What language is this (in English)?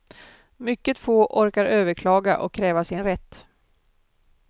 Swedish